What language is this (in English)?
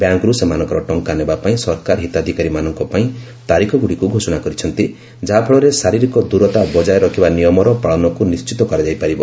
Odia